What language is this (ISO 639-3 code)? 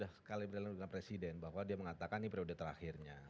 ind